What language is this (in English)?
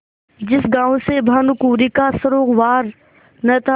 Hindi